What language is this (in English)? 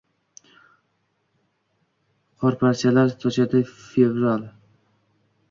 Uzbek